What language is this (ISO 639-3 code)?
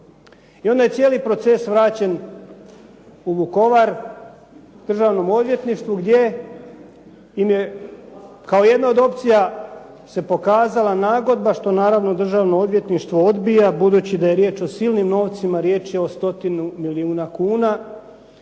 hrv